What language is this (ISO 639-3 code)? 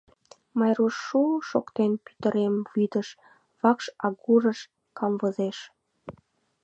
chm